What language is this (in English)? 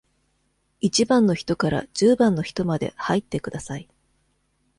Japanese